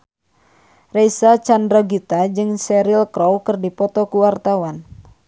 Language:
Sundanese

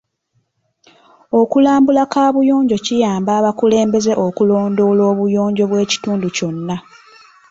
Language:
Ganda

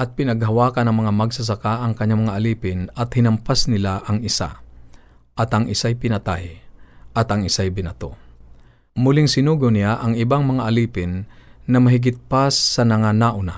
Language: Filipino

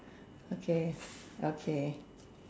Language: English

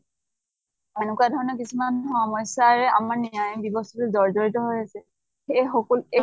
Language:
Assamese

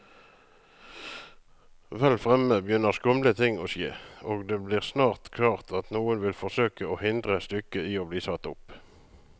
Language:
Norwegian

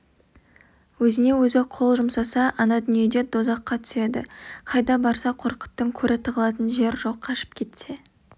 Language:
Kazakh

